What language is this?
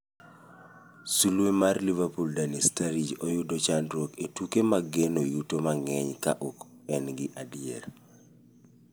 Luo (Kenya and Tanzania)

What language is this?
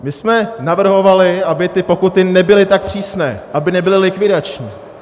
Czech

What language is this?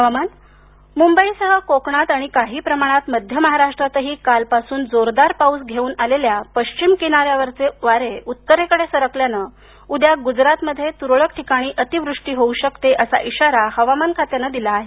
Marathi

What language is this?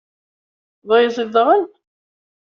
Kabyle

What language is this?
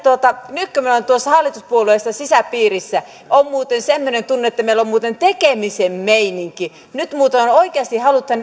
Finnish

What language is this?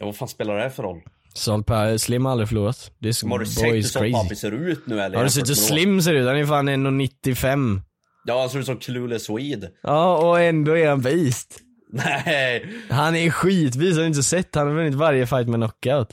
Swedish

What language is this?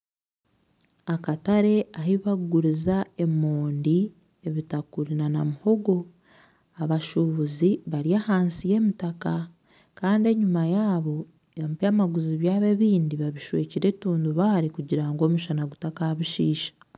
Nyankole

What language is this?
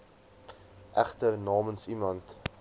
Afrikaans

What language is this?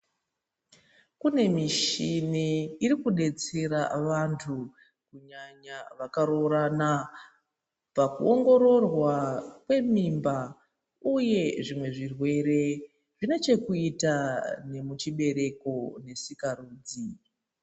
Ndau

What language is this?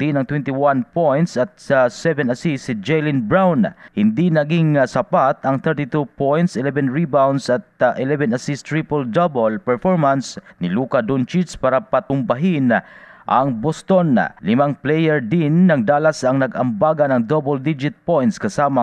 Filipino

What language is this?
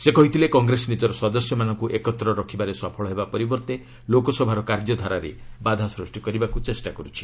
Odia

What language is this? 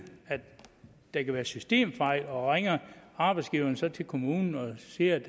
Danish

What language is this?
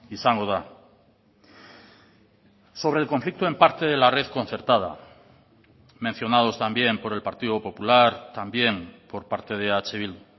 Spanish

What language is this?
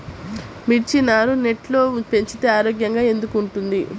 Telugu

